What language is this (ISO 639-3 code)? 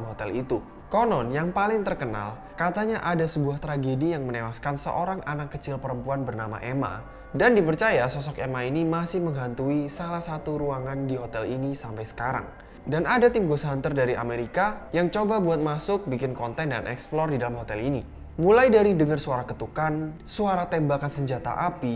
ind